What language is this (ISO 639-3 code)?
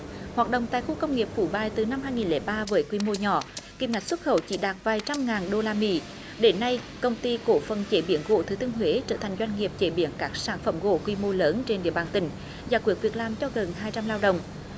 vie